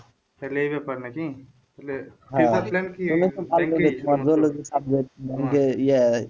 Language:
Bangla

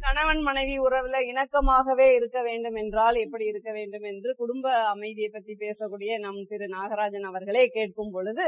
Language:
Tamil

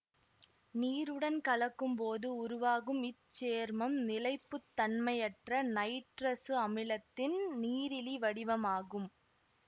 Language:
Tamil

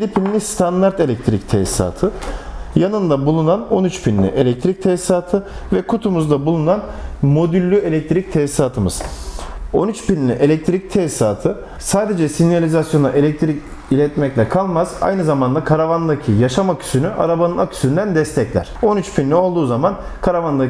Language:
Turkish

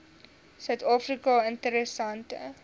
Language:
Afrikaans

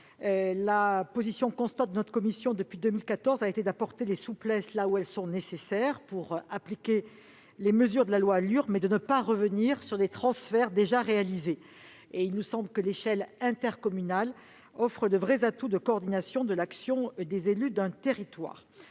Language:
French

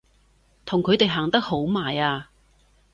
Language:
Cantonese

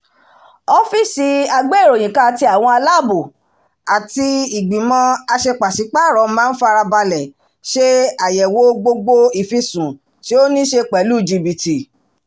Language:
Yoruba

